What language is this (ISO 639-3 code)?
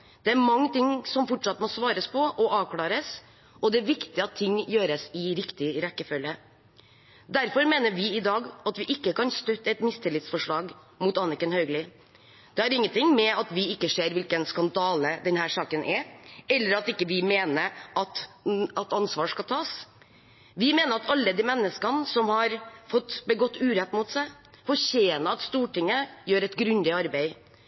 nob